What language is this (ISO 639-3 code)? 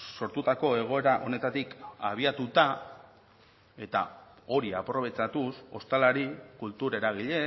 eus